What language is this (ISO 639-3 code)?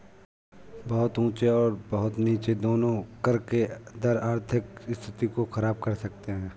hin